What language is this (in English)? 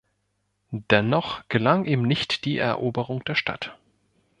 German